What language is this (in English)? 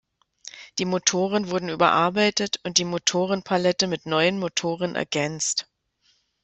German